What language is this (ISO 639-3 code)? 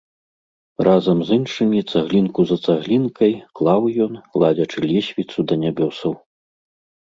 bel